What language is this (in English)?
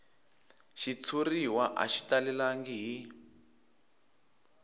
Tsonga